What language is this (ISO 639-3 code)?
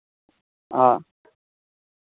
doi